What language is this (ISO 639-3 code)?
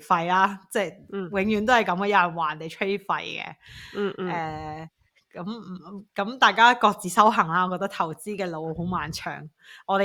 zho